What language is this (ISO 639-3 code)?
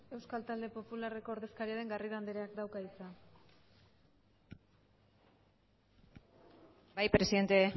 eus